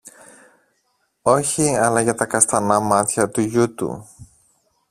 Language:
Greek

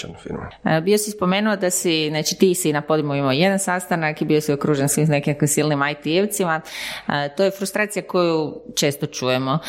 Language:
Croatian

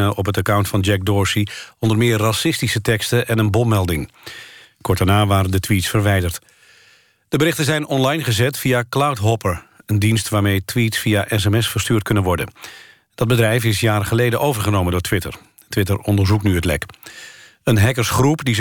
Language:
Dutch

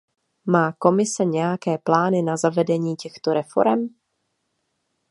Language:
Czech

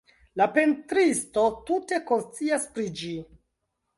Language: Esperanto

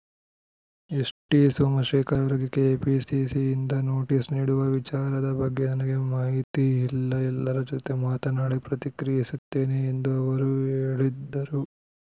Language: Kannada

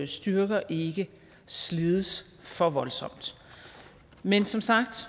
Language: Danish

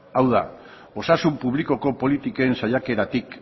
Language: Basque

